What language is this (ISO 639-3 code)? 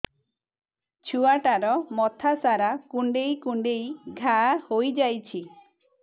ori